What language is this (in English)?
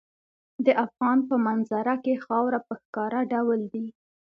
Pashto